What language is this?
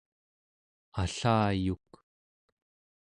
Central Yupik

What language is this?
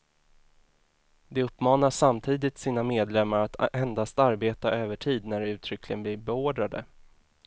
Swedish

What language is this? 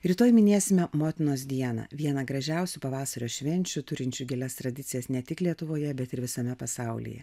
Lithuanian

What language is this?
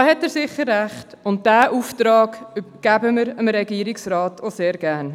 Swiss German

